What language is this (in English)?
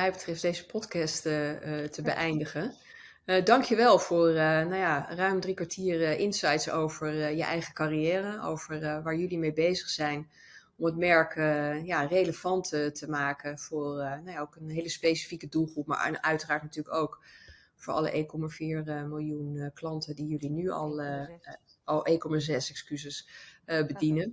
Dutch